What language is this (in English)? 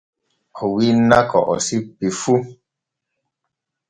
Borgu Fulfulde